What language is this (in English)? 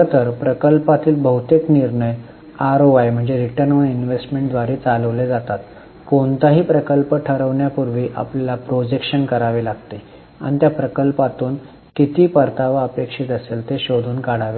Marathi